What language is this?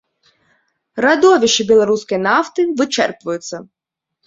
Belarusian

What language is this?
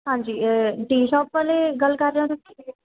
Punjabi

